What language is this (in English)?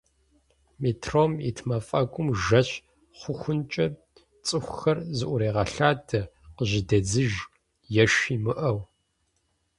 Kabardian